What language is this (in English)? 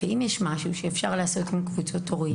Hebrew